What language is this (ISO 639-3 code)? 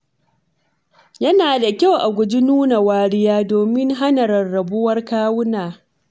hau